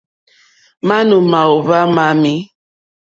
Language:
Mokpwe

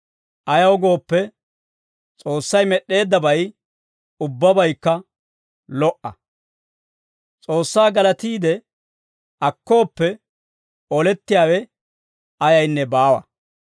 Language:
Dawro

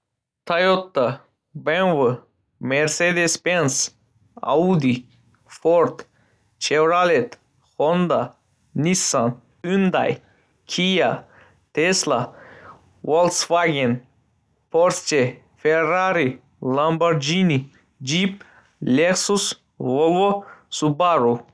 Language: Uzbek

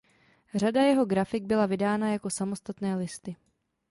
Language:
Czech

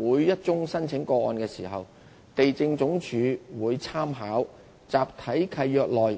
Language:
Cantonese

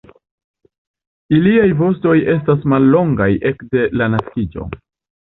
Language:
Esperanto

